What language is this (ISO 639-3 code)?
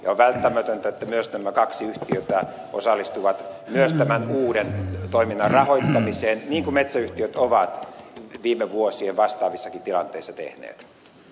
fin